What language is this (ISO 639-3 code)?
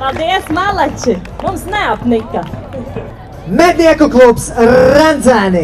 lav